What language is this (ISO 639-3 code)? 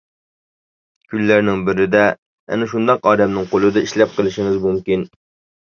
uig